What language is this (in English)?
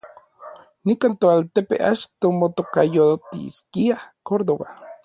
Orizaba Nahuatl